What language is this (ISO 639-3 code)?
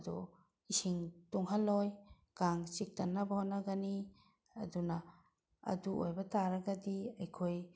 mni